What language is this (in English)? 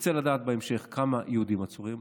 Hebrew